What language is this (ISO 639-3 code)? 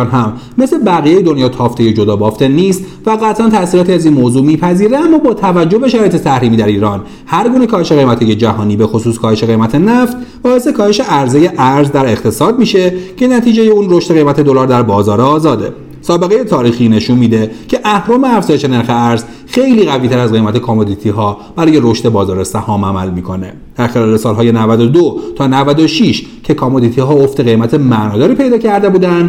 fas